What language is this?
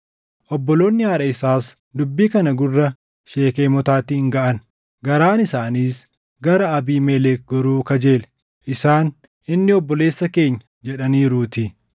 Oromo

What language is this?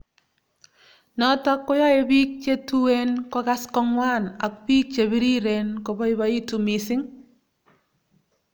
Kalenjin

